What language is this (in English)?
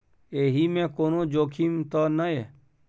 Maithili